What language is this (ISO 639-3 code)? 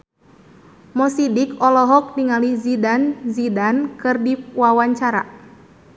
sun